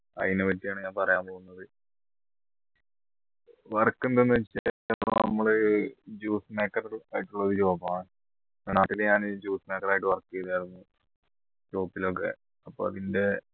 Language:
Malayalam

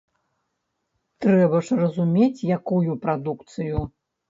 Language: Belarusian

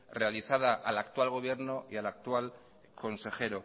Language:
Spanish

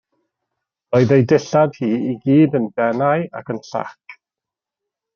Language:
Welsh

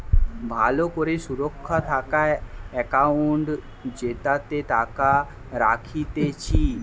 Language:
Bangla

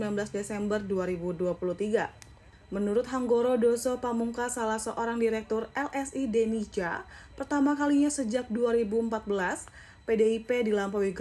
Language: Indonesian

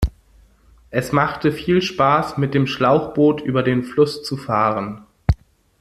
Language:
German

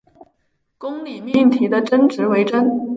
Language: Chinese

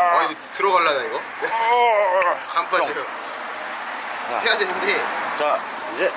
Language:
Korean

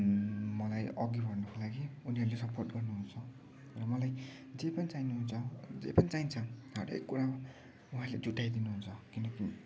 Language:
Nepali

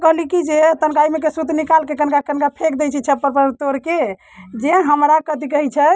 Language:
Maithili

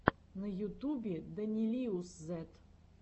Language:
Russian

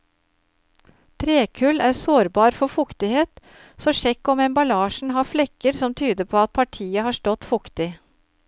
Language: Norwegian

